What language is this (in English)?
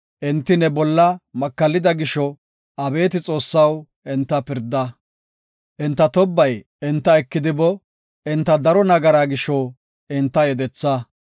Gofa